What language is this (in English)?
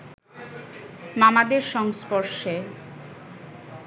Bangla